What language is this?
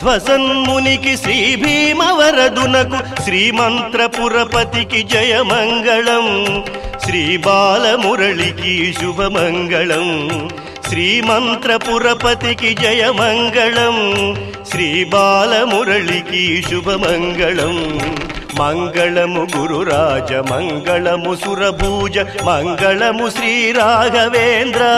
Romanian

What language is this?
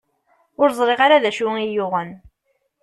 Kabyle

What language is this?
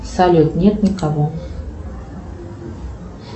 Russian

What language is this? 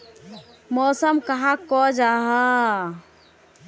Magahi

